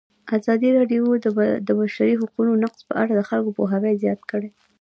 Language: Pashto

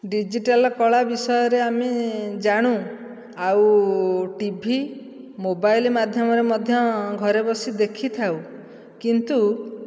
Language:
Odia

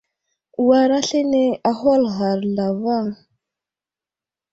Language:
Wuzlam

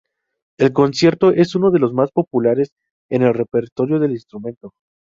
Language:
Spanish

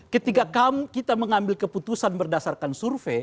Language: Indonesian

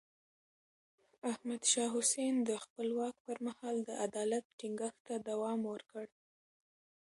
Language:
Pashto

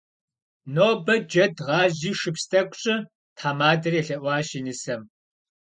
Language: Kabardian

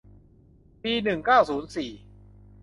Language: Thai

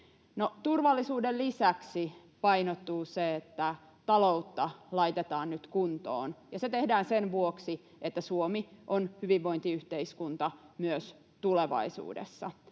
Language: Finnish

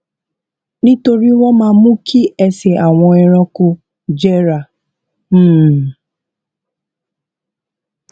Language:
Yoruba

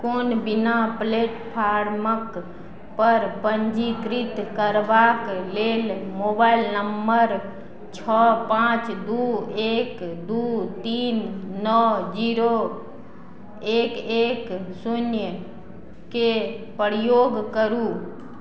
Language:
Maithili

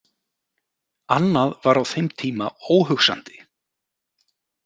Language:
Icelandic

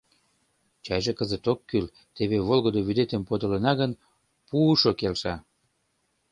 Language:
Mari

